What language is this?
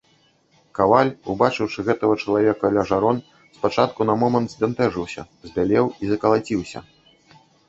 Belarusian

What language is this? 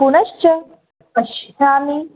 Sanskrit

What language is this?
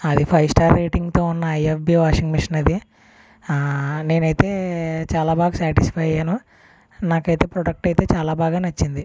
Telugu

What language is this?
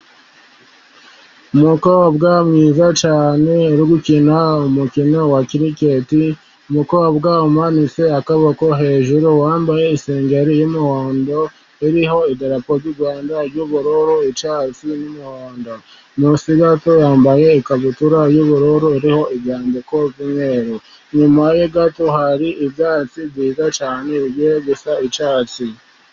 Kinyarwanda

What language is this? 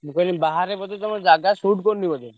Odia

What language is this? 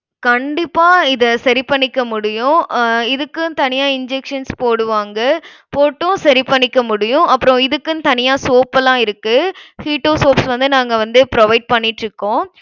Tamil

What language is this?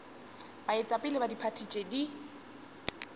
Northern Sotho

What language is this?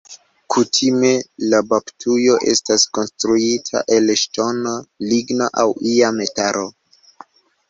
Esperanto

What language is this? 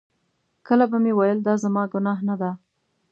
Pashto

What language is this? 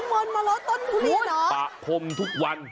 Thai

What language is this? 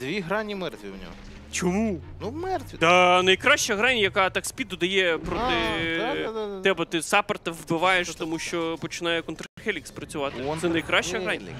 Ukrainian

